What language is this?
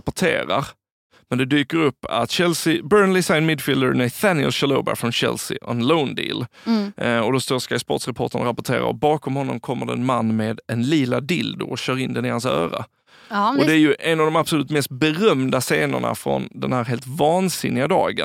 Swedish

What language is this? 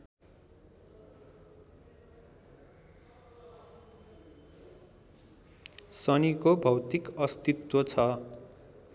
Nepali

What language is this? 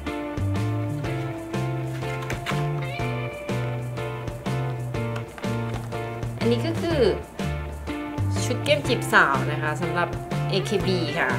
Thai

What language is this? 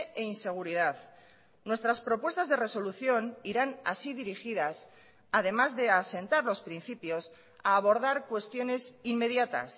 Spanish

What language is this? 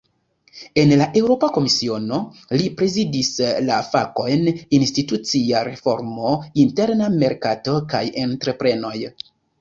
Esperanto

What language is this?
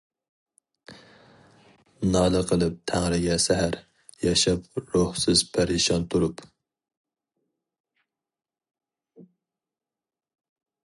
Uyghur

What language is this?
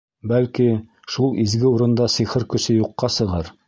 Bashkir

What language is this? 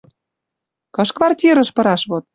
Western Mari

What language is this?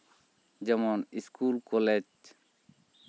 Santali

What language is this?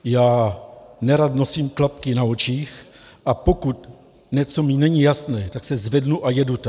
Czech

